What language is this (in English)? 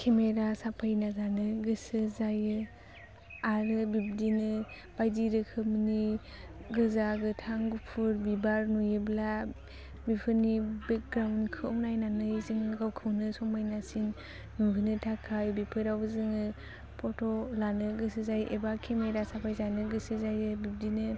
Bodo